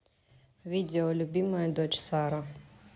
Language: Russian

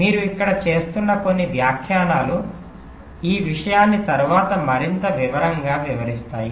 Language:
Telugu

